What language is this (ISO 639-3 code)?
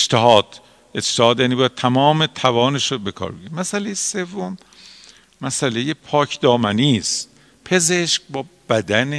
fas